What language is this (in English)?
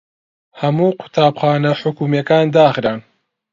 Central Kurdish